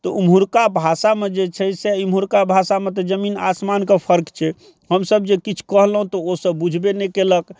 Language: Maithili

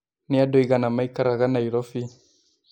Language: Kikuyu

